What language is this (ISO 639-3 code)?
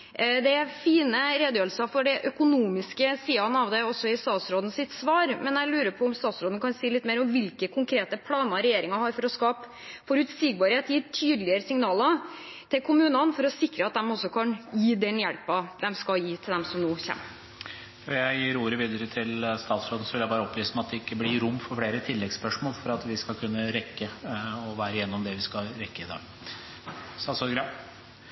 nor